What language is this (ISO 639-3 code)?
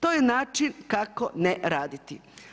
hrv